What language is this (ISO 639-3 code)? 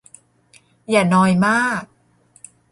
tha